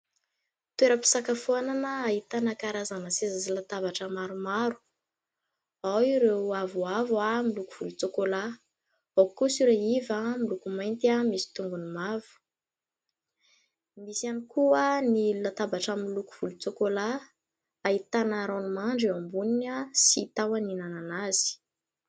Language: Malagasy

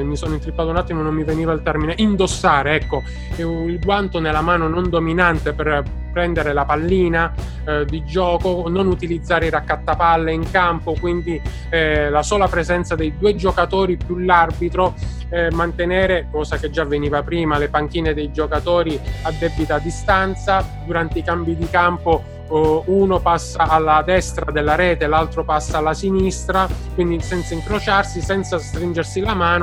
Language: Italian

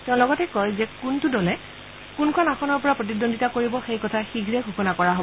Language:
Assamese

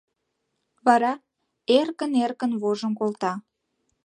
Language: Mari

